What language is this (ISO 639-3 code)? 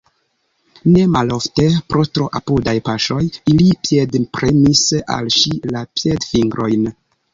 epo